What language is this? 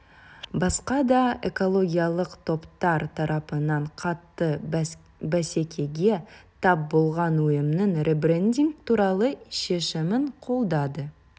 Kazakh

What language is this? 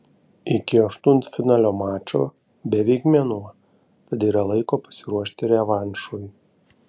Lithuanian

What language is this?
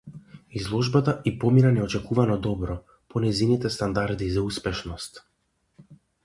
Macedonian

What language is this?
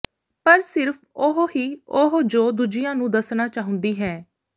Punjabi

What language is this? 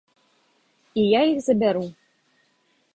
Belarusian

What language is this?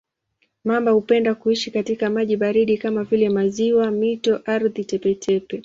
Swahili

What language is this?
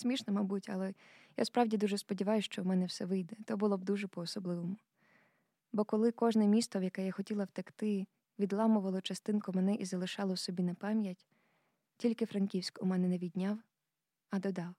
Ukrainian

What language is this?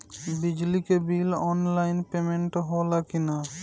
Bhojpuri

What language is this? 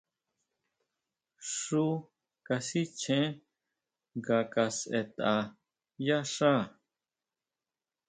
Huautla Mazatec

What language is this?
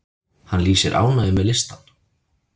Icelandic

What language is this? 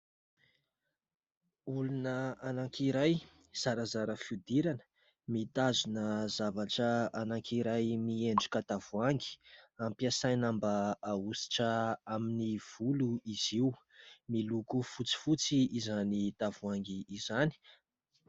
Malagasy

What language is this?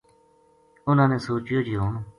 Gujari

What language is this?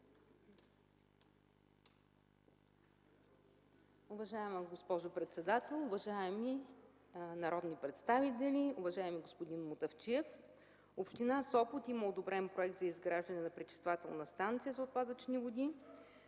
Bulgarian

